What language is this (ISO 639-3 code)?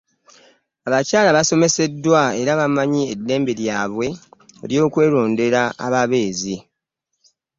lug